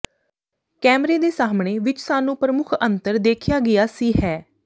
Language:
Punjabi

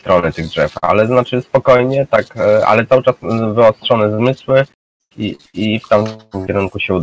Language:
Polish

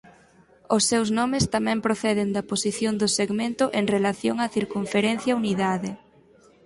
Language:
Galician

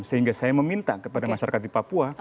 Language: Indonesian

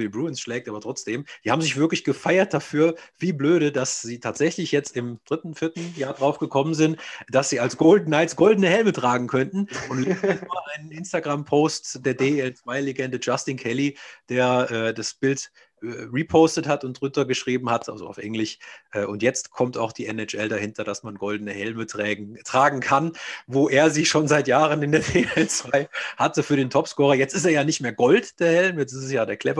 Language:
German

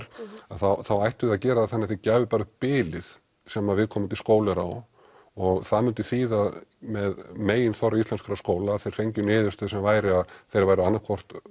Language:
Icelandic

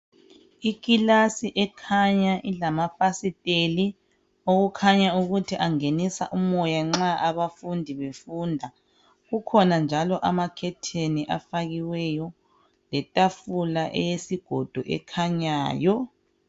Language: North Ndebele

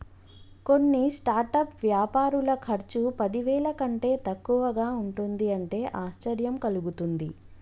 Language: Telugu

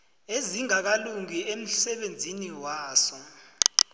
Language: South Ndebele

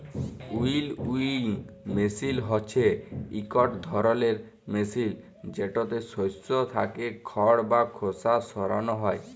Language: Bangla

